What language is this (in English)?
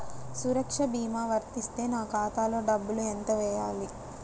Telugu